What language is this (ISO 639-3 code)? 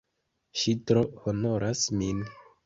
epo